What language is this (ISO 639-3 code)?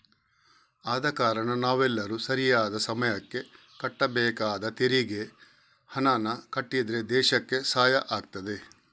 kan